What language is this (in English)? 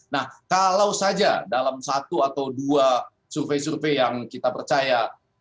Indonesian